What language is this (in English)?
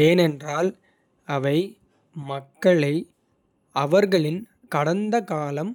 Kota (India)